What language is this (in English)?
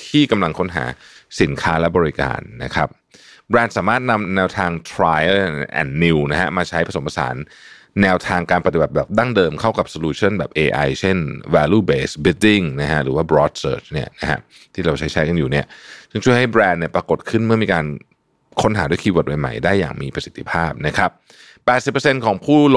Thai